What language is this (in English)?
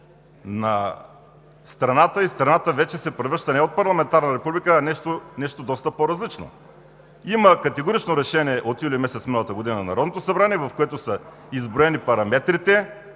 Bulgarian